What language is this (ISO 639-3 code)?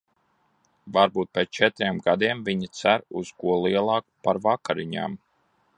lav